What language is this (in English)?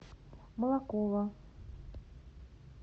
Russian